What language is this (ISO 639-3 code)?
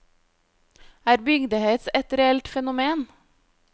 nor